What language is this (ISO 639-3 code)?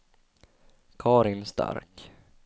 swe